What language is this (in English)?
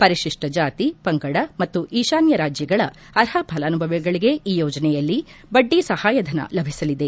Kannada